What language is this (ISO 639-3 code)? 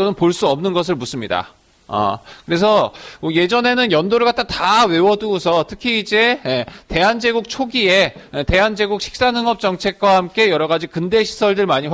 kor